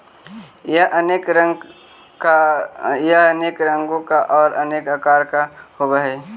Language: Magahi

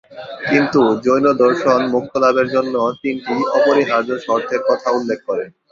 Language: Bangla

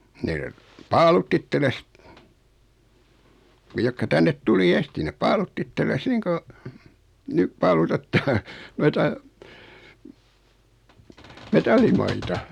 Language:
Finnish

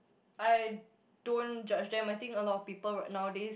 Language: English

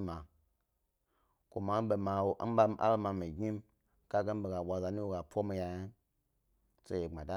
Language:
Gbari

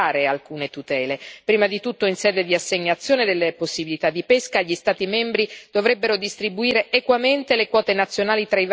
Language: Italian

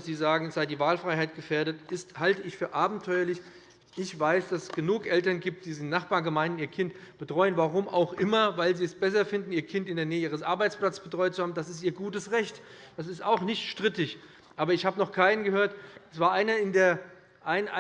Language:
German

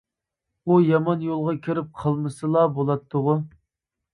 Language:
Uyghur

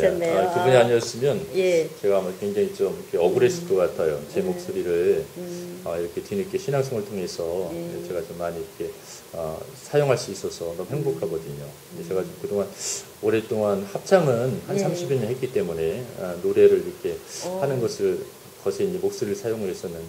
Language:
Korean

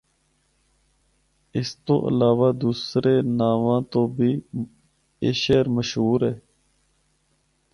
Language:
Northern Hindko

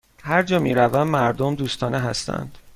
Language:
Persian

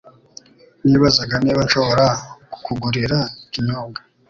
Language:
Kinyarwanda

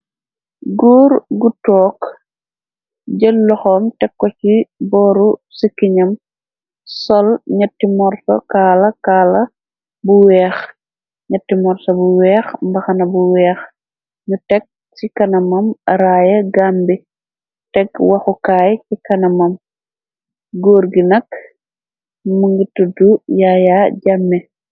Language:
Wolof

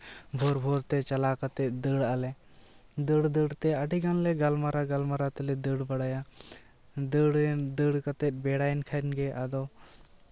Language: Santali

